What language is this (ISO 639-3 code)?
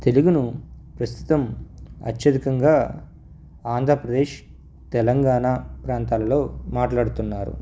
tel